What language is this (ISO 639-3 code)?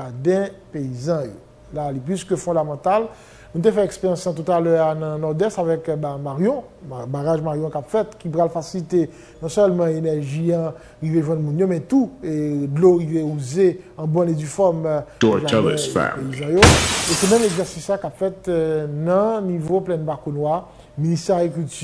fra